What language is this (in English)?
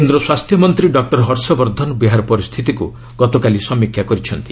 Odia